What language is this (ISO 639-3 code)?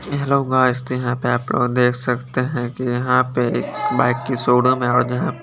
hin